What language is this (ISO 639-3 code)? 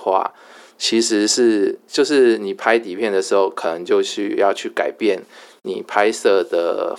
zho